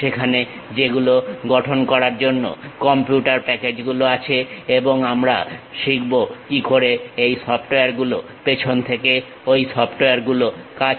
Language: Bangla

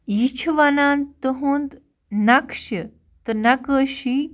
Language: Kashmiri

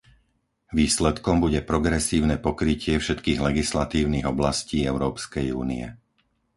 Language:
Slovak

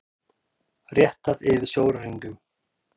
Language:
Icelandic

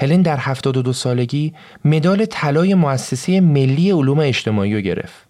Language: Persian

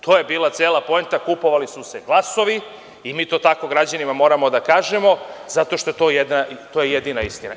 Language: Serbian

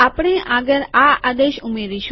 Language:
Gujarati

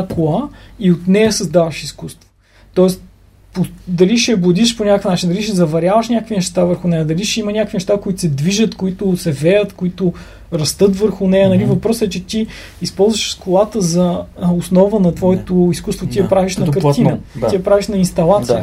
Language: Bulgarian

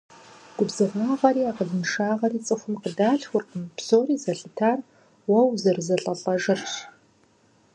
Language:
Kabardian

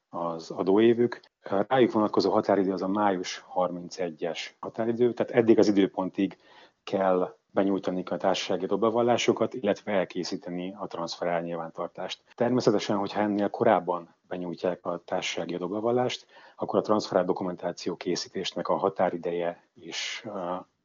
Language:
Hungarian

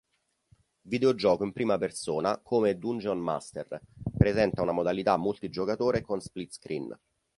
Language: Italian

